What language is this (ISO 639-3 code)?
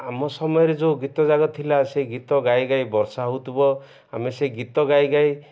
ori